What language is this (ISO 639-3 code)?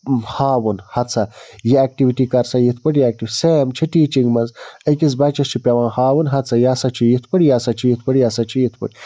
kas